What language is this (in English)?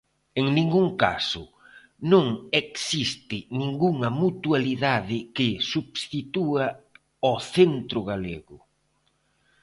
Galician